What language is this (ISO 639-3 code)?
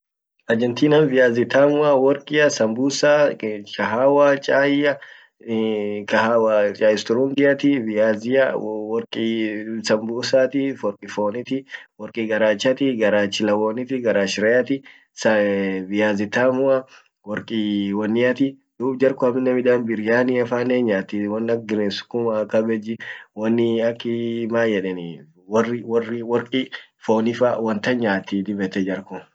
orc